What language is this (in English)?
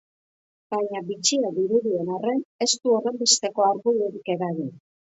Basque